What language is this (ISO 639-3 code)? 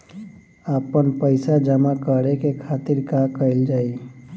bho